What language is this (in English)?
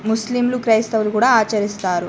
Telugu